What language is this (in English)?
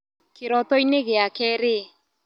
Kikuyu